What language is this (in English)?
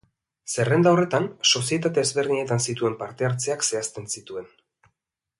Basque